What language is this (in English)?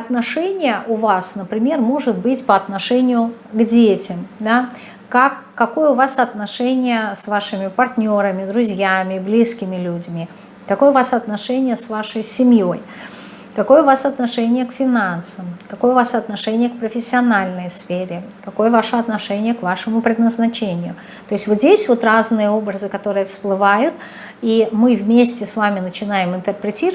Russian